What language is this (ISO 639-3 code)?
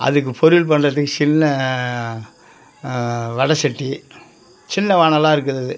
tam